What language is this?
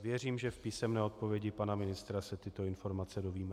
Czech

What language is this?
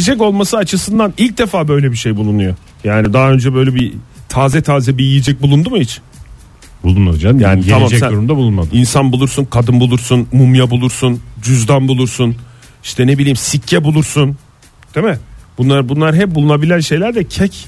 Turkish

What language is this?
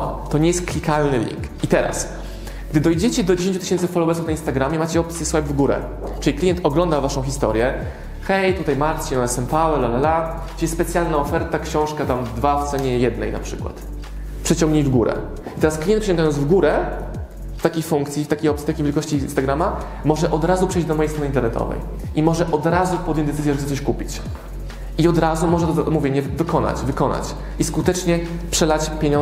Polish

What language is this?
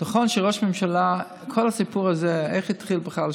Hebrew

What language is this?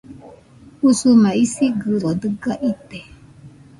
Nüpode Huitoto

